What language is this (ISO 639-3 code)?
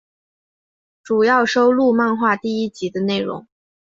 zho